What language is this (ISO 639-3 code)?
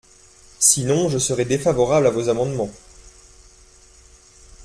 fra